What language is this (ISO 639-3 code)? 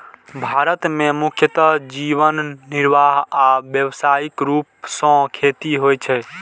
mai